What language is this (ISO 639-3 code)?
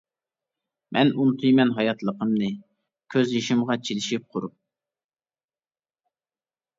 uig